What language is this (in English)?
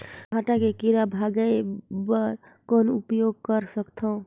Chhattisgarhi